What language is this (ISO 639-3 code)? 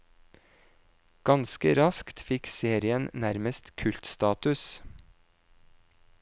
nor